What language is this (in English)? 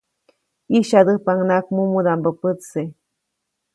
Copainalá Zoque